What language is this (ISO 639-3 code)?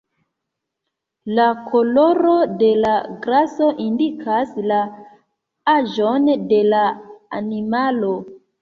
epo